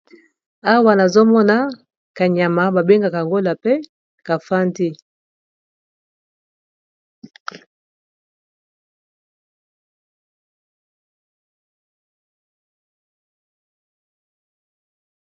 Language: Lingala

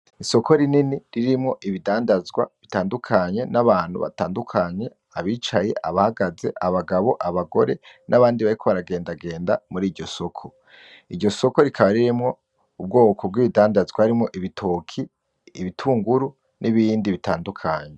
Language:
Rundi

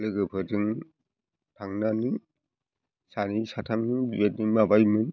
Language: Bodo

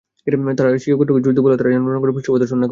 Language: Bangla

